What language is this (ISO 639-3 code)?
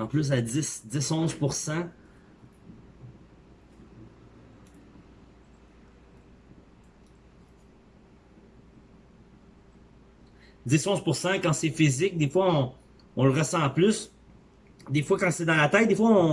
fra